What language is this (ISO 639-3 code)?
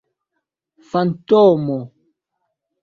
epo